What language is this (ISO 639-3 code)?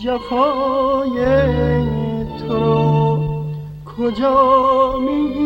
fas